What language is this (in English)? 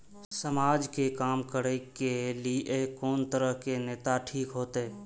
Maithili